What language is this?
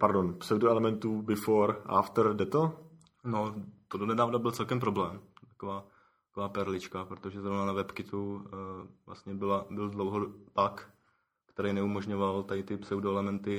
Czech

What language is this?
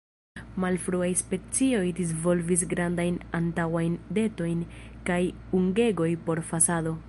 Esperanto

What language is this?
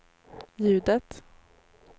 Swedish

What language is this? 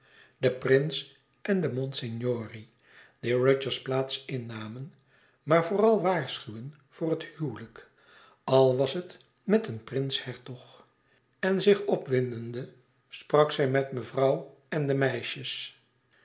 Dutch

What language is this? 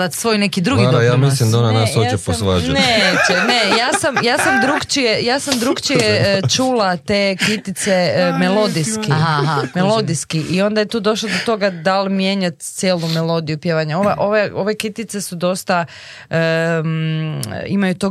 Croatian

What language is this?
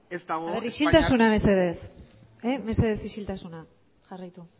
Basque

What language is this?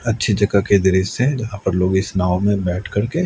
Hindi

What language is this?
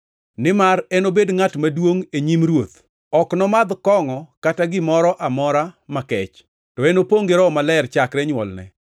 Luo (Kenya and Tanzania)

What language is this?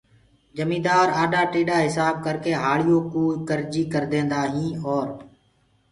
Gurgula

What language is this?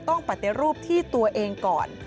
Thai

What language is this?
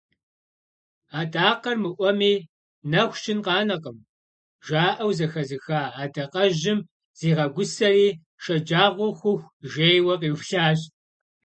Kabardian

